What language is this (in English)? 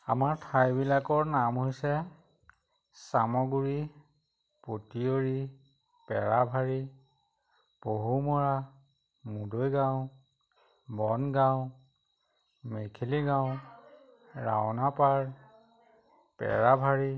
Assamese